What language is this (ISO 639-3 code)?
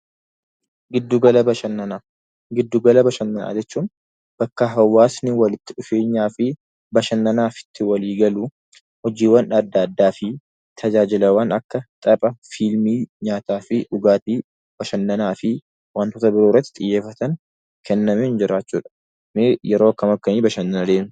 orm